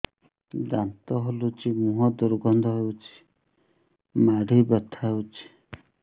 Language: Odia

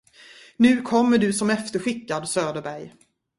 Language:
Swedish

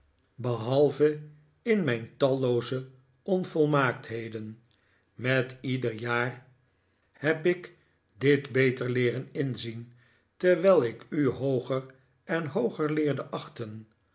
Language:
Dutch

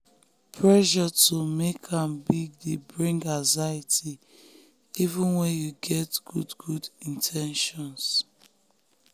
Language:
Nigerian Pidgin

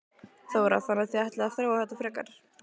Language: Icelandic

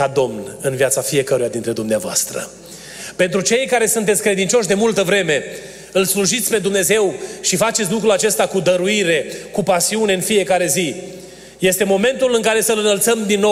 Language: Romanian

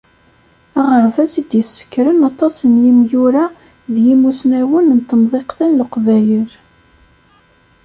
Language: Kabyle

